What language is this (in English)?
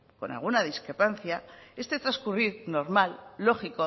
Spanish